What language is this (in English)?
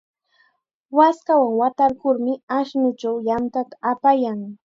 Chiquián Ancash Quechua